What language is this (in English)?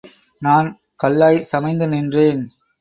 Tamil